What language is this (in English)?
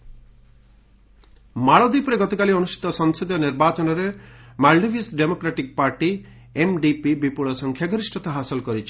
Odia